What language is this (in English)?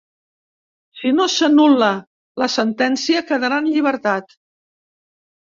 Catalan